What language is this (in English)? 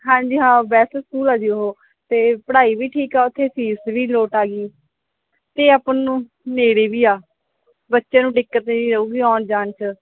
Punjabi